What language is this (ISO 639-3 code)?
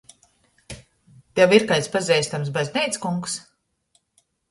ltg